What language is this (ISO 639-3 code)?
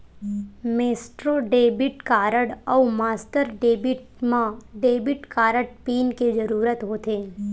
hne